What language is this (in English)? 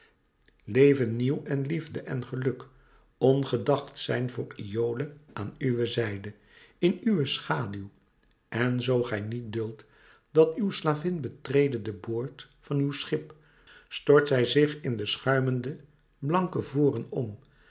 Dutch